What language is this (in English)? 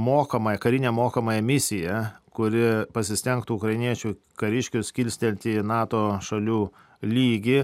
Lithuanian